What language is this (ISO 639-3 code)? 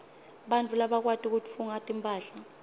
ssw